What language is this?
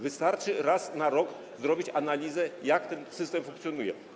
Polish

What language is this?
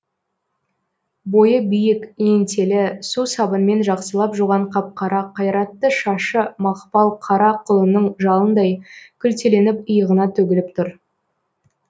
Kazakh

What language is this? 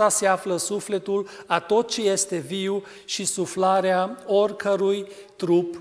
Romanian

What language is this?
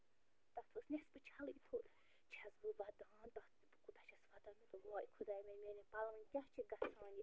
Kashmiri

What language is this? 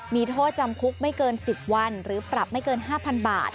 Thai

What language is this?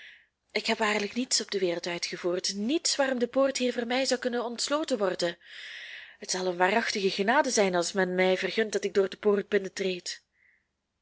Dutch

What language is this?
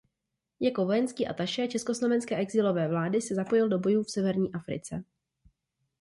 Czech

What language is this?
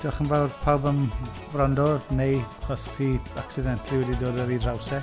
Welsh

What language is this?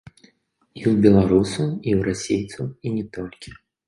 Belarusian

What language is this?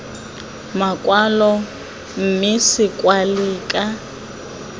Tswana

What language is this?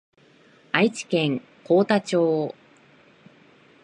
Japanese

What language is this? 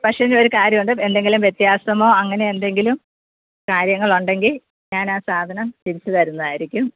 Malayalam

